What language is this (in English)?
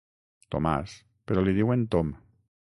Catalan